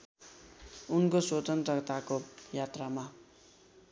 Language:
Nepali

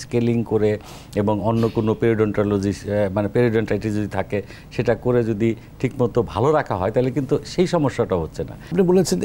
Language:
Dutch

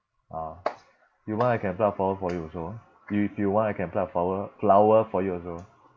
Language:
English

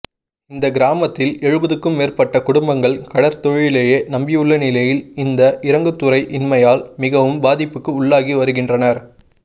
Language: Tamil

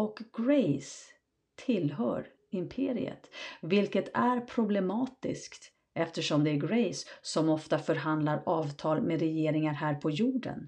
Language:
Swedish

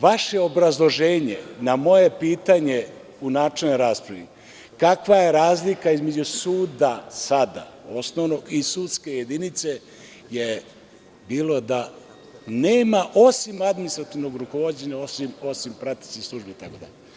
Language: Serbian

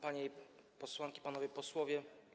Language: Polish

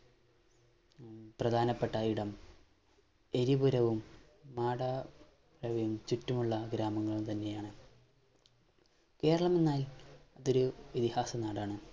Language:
Malayalam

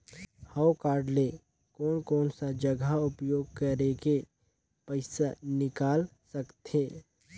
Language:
Chhattisgarhi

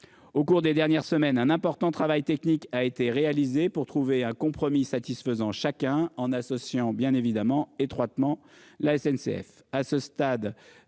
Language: French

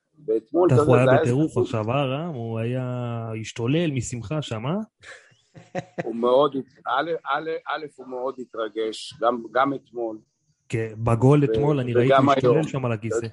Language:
Hebrew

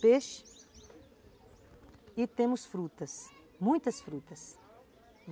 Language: Portuguese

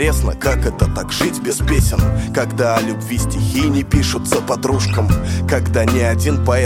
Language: Russian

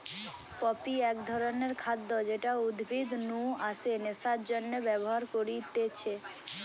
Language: Bangla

